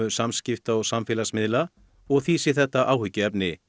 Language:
Icelandic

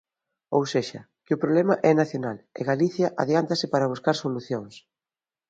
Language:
Galician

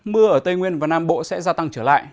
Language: Vietnamese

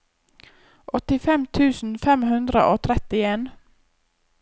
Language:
Norwegian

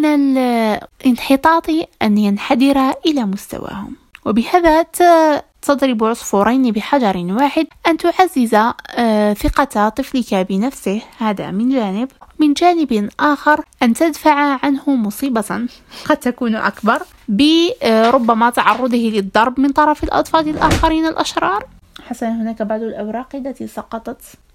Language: Arabic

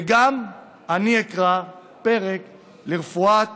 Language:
Hebrew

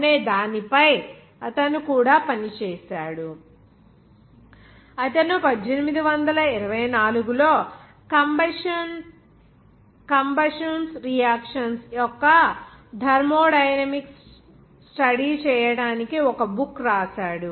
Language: Telugu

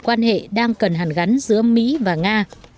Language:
Vietnamese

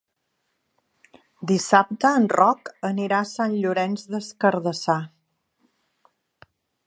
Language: Catalan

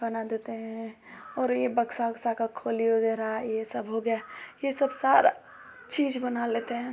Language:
Hindi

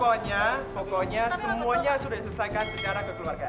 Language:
Indonesian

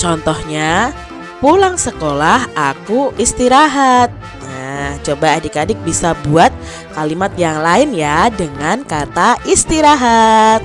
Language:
Indonesian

